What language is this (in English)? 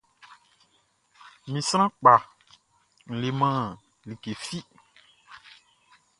Baoulé